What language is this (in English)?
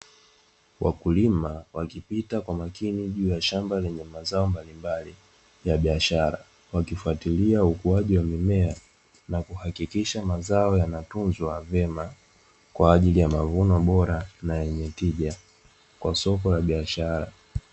Swahili